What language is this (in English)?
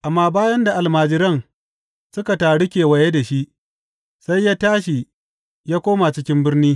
Hausa